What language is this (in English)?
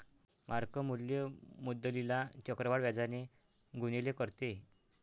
Marathi